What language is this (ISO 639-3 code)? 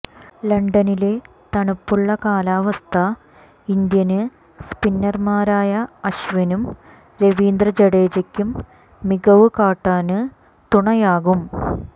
mal